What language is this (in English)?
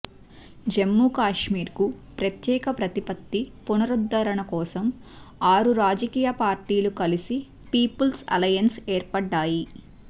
Telugu